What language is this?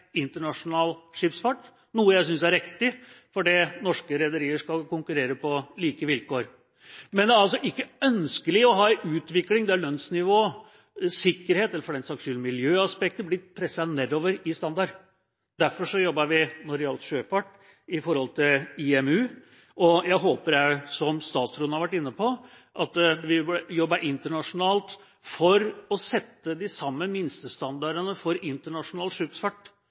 Norwegian Bokmål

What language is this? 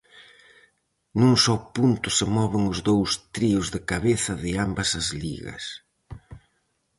Galician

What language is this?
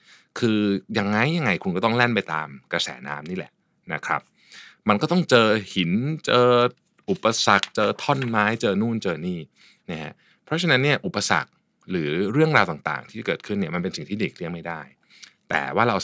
Thai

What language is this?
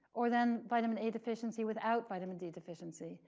English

